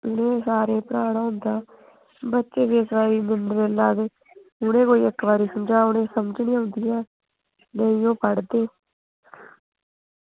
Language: Dogri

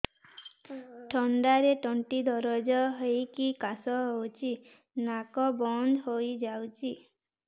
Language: Odia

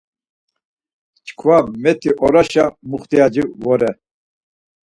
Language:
Laz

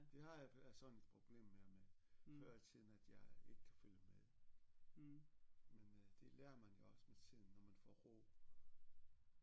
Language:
Danish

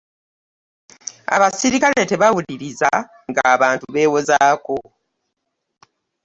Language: Ganda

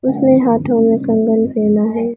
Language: Hindi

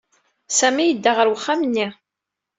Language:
Kabyle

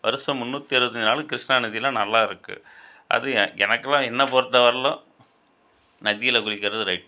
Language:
Tamil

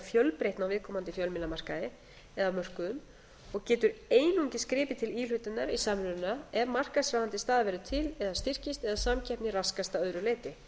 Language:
Icelandic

